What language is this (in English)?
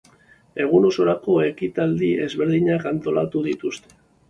Basque